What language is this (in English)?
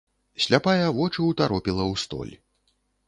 Belarusian